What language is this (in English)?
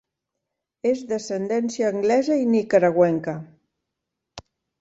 Catalan